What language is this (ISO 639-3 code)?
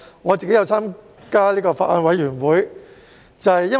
yue